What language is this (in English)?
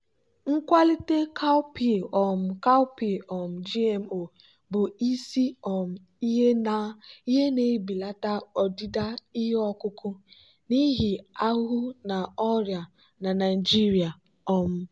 Igbo